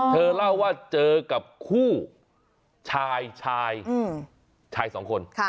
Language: Thai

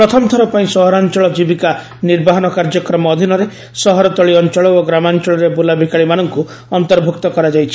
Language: Odia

